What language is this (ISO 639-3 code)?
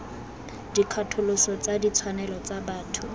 tsn